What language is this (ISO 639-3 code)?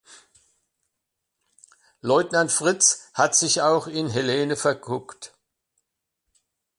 deu